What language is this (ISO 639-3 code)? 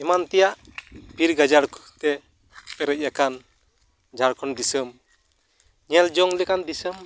sat